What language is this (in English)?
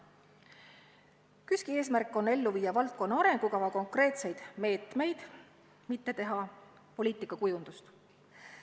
Estonian